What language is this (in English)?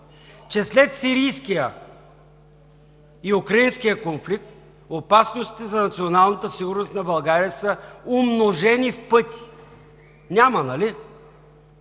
Bulgarian